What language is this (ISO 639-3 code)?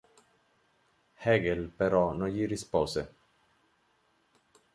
ita